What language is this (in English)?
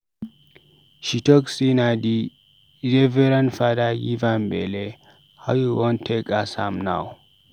Nigerian Pidgin